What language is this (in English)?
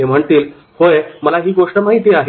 Marathi